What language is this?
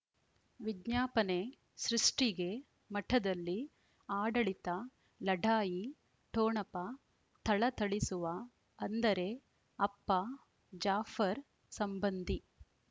Kannada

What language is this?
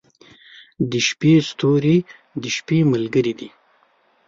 Pashto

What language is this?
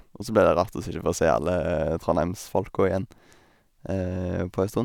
Norwegian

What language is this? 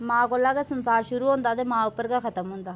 Dogri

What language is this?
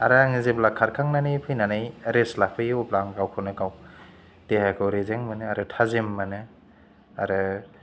Bodo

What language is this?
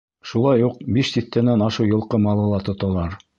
Bashkir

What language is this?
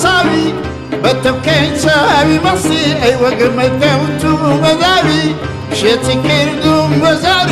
Arabic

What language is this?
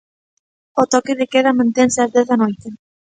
Galician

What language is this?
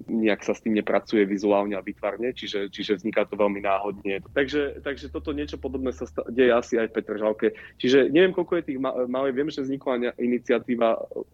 Slovak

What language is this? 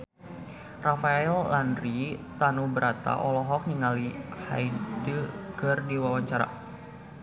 Sundanese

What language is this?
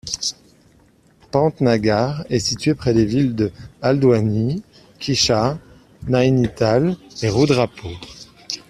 French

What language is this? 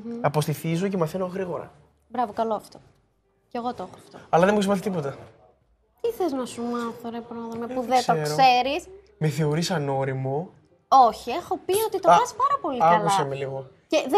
Greek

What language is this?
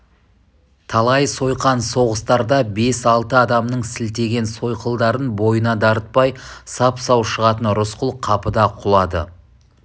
Kazakh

